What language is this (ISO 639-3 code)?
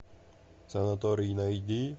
rus